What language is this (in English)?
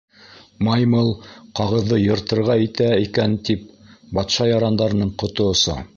Bashkir